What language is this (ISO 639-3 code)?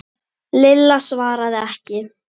isl